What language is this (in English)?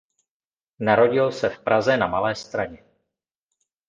Czech